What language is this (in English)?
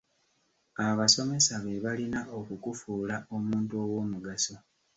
Ganda